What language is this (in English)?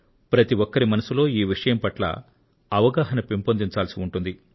Telugu